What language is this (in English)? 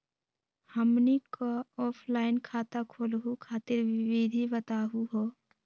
Magahi